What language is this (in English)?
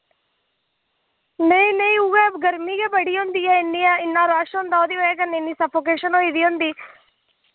Dogri